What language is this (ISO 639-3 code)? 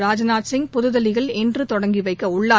tam